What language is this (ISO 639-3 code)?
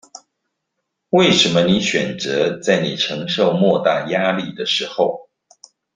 zho